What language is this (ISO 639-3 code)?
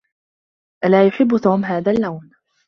ara